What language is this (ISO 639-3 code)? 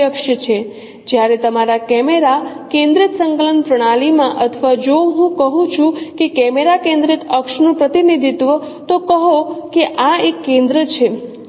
guj